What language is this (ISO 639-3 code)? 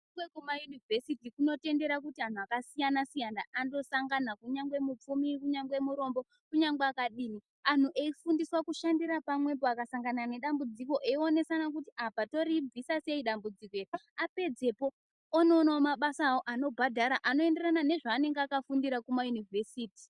ndc